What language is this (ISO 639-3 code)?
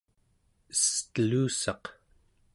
esu